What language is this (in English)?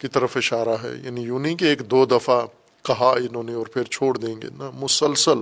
Urdu